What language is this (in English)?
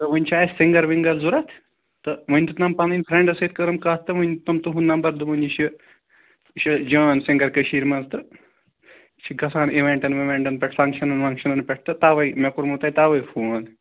Kashmiri